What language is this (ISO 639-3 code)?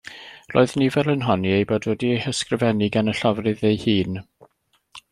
cym